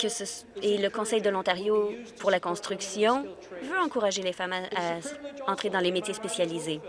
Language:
French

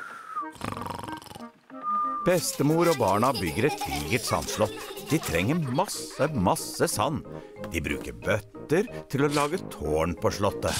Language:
Norwegian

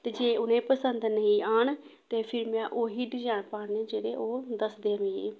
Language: Dogri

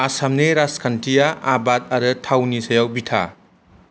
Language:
Bodo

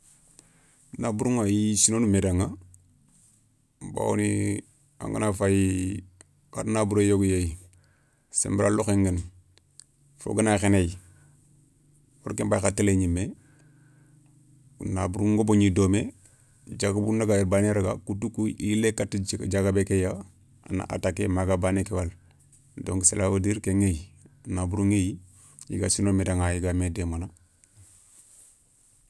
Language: Soninke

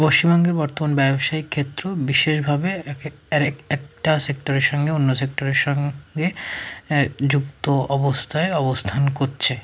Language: Bangla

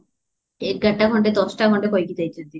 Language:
Odia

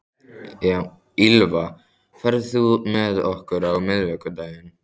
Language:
Icelandic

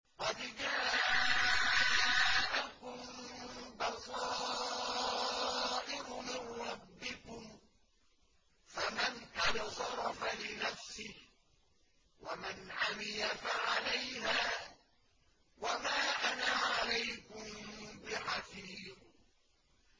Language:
Arabic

